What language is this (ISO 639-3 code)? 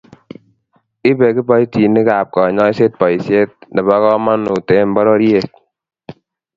kln